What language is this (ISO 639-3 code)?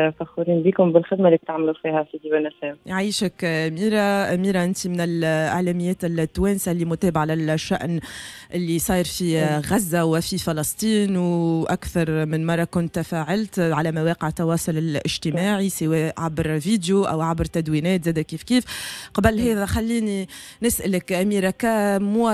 ara